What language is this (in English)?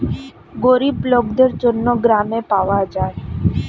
Bangla